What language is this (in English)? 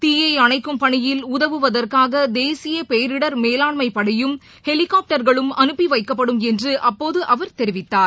Tamil